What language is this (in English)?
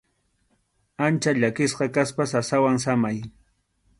Arequipa-La Unión Quechua